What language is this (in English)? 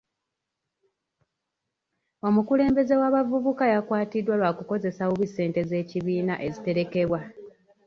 Ganda